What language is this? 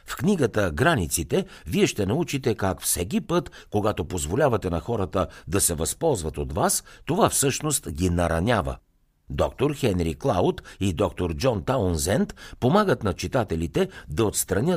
Bulgarian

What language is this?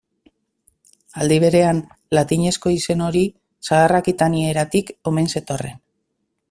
Basque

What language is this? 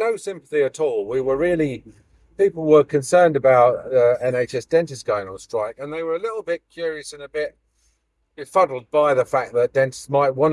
English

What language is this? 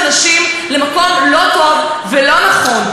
Hebrew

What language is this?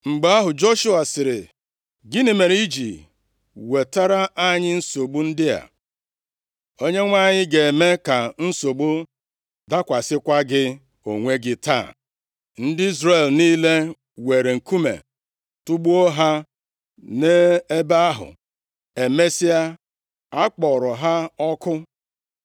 Igbo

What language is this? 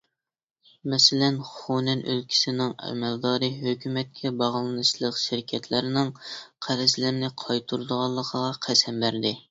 Uyghur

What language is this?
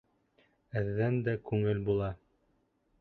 Bashkir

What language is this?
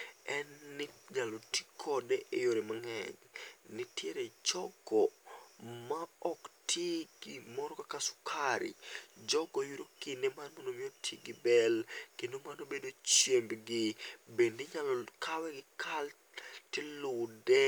Luo (Kenya and Tanzania)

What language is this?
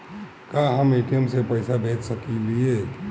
Bhojpuri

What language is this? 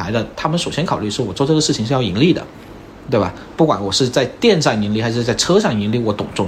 Chinese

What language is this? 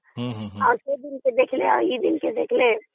Odia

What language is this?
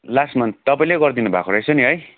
Nepali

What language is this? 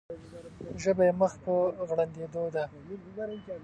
Pashto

